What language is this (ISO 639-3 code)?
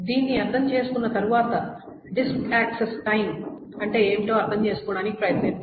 tel